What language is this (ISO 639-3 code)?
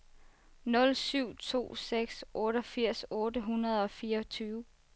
dan